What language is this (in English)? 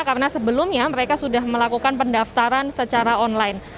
Indonesian